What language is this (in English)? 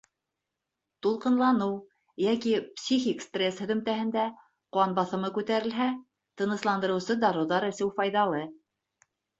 Bashkir